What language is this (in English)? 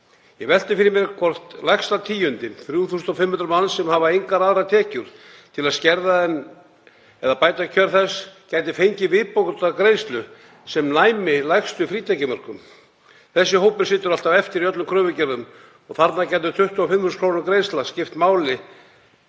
Icelandic